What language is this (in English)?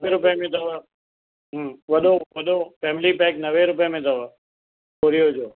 Sindhi